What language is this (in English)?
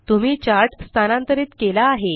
Marathi